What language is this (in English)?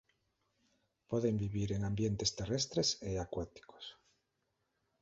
Galician